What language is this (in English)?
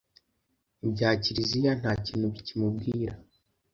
Kinyarwanda